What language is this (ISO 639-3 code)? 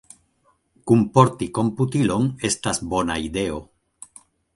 epo